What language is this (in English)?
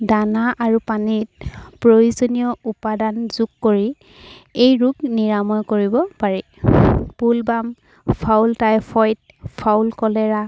Assamese